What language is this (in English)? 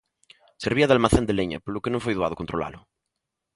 Galician